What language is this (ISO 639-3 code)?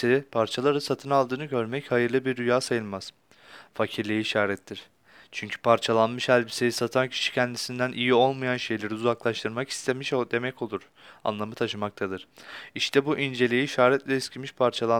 tur